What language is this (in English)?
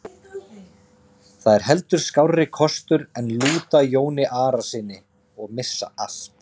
Icelandic